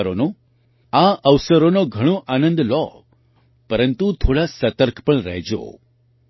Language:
Gujarati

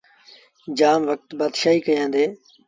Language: Sindhi Bhil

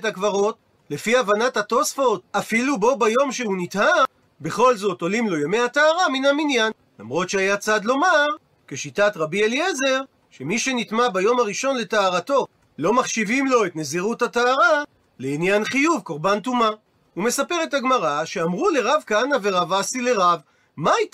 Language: Hebrew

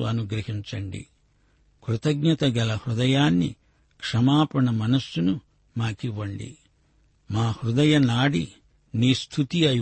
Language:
Telugu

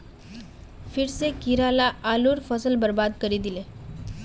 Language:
Magahi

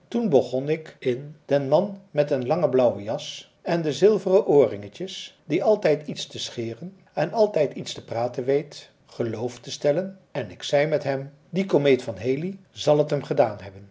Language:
Dutch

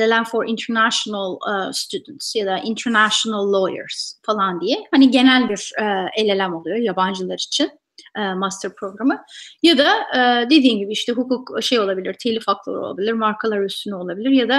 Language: Turkish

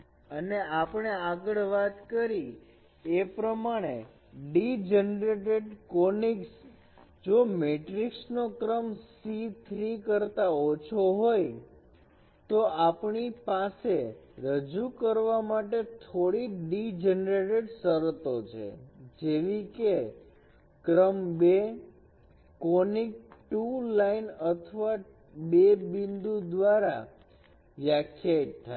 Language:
Gujarati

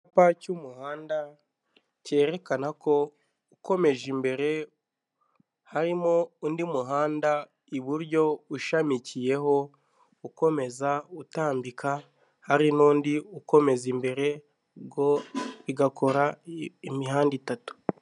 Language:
Kinyarwanda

